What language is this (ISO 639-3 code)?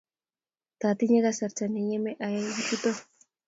kln